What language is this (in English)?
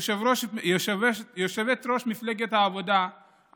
Hebrew